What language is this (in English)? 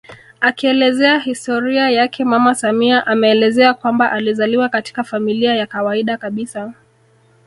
Swahili